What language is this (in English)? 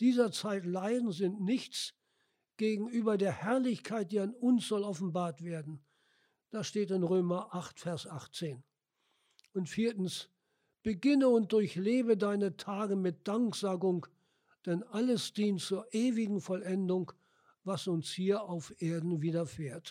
German